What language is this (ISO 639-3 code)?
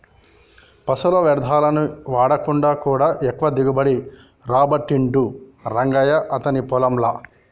tel